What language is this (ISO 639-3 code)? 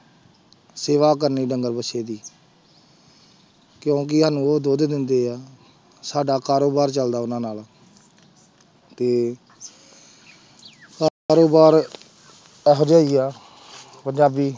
pan